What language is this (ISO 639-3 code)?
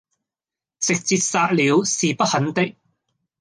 yue